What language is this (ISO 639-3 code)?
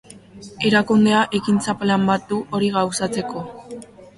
eus